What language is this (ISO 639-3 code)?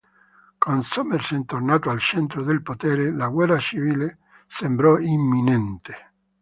ita